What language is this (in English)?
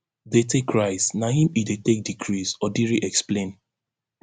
Nigerian Pidgin